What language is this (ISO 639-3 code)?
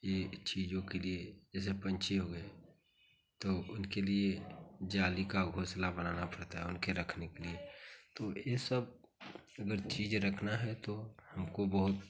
hin